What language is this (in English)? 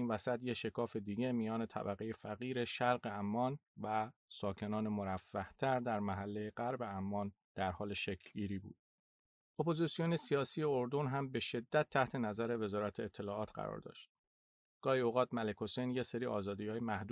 Persian